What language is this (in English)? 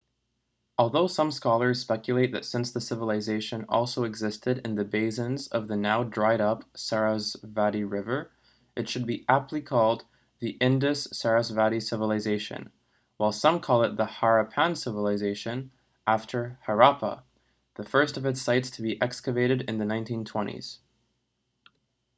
English